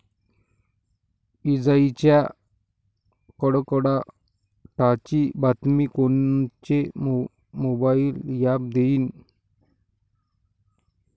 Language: Marathi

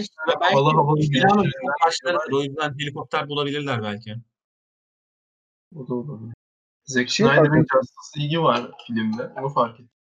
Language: Turkish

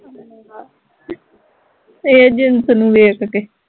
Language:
Punjabi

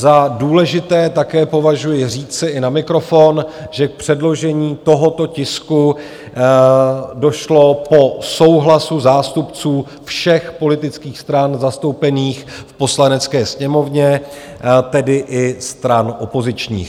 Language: Czech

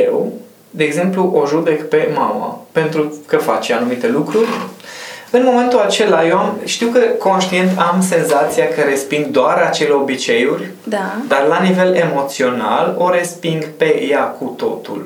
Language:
Romanian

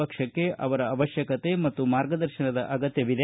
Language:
Kannada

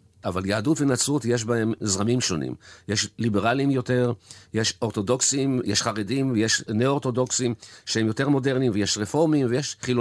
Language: Hebrew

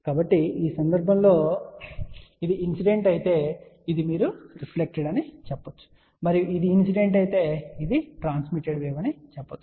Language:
Telugu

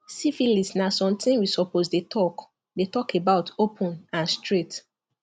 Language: Nigerian Pidgin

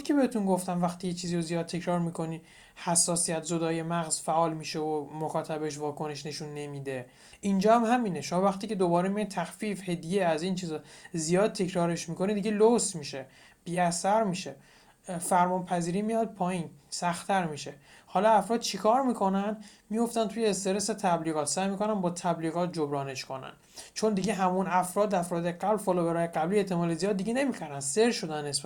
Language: Persian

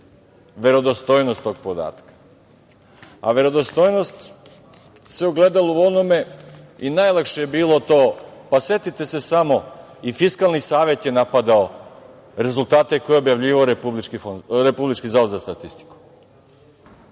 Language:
Serbian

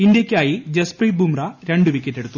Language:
Malayalam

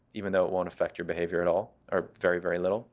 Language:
English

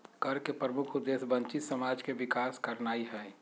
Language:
Magahi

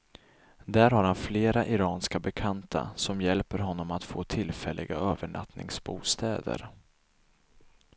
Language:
Swedish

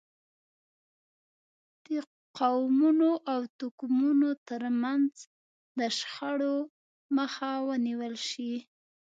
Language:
Pashto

